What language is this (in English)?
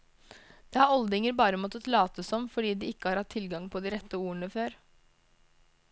Norwegian